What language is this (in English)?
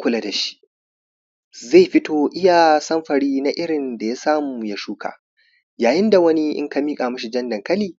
Hausa